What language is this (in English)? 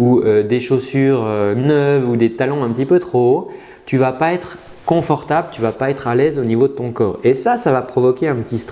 French